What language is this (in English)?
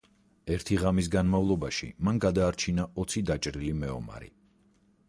Georgian